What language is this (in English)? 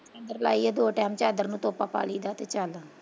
Punjabi